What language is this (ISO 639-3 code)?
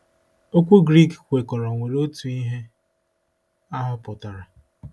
ibo